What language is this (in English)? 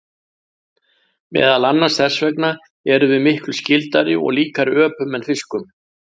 Icelandic